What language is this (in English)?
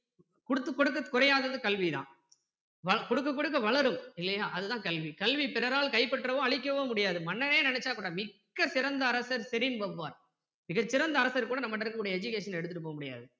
Tamil